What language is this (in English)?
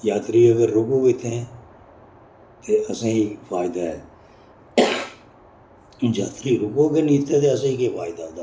Dogri